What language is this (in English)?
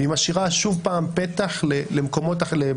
Hebrew